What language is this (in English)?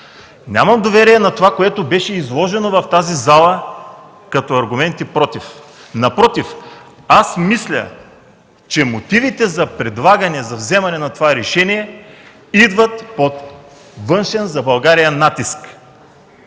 Bulgarian